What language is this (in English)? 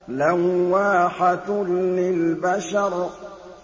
Arabic